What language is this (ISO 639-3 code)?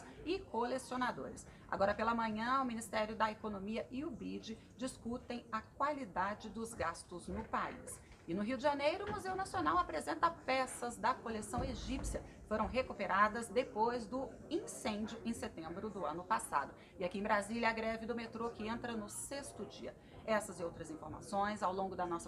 por